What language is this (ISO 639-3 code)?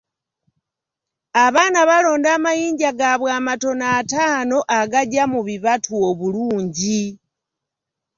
lug